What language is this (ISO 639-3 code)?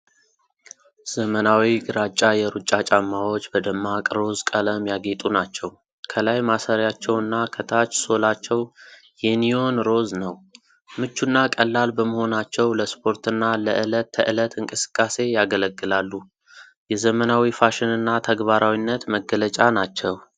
amh